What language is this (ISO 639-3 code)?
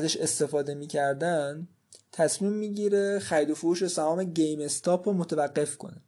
fas